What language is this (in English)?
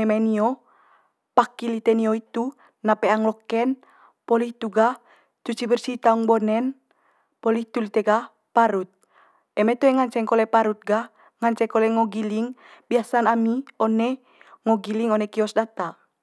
Manggarai